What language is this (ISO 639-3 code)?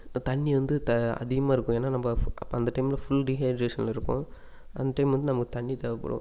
tam